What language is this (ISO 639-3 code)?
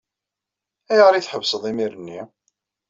kab